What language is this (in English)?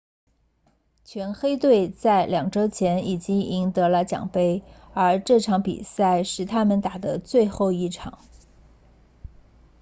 Chinese